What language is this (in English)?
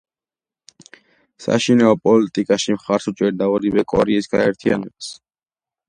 Georgian